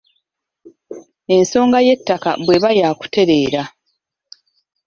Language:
Ganda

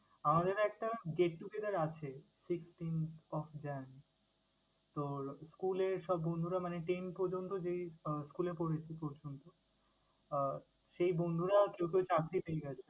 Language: Bangla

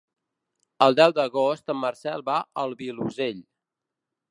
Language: Catalan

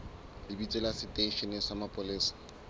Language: Southern Sotho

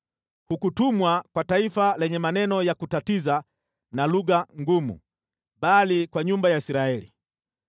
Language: Swahili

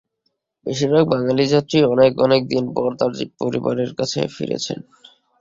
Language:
Bangla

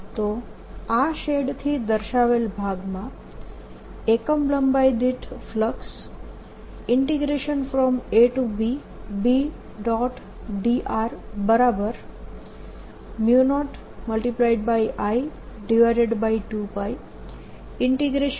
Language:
Gujarati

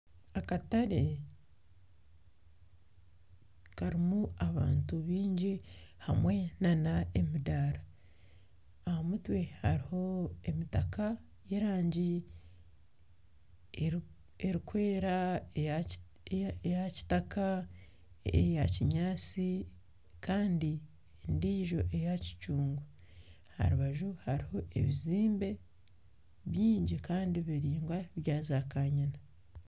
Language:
Nyankole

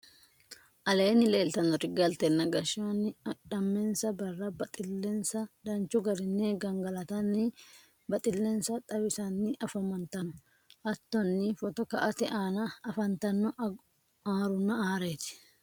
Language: Sidamo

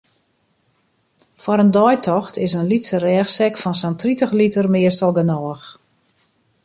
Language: Western Frisian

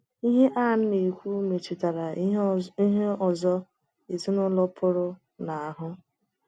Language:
Igbo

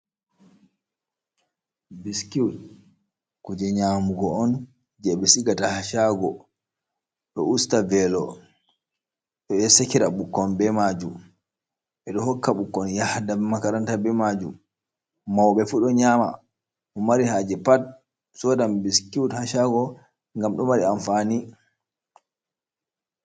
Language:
Fula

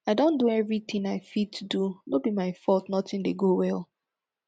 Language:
Nigerian Pidgin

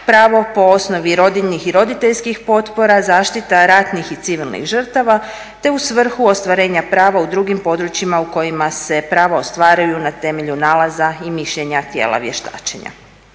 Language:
Croatian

